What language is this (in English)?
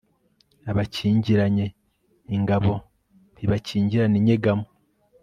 Kinyarwanda